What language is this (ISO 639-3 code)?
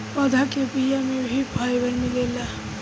bho